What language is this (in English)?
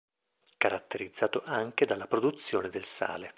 Italian